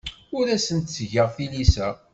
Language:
Kabyle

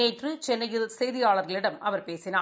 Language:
Tamil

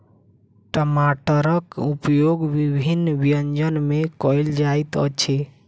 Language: Maithili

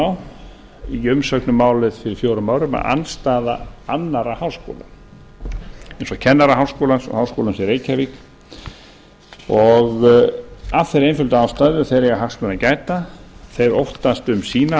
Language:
Icelandic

